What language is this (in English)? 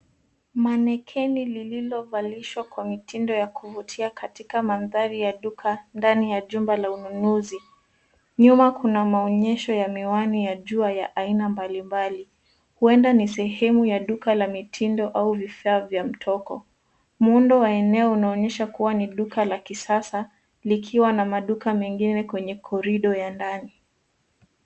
Swahili